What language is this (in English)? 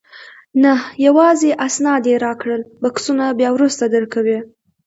Pashto